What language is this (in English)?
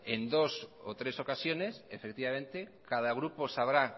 Spanish